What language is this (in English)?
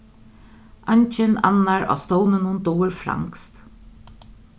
Faroese